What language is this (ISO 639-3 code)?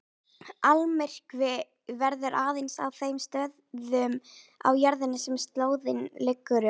isl